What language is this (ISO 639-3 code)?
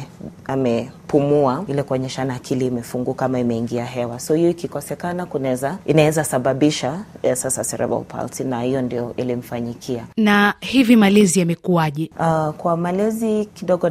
swa